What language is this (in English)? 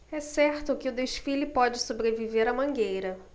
Portuguese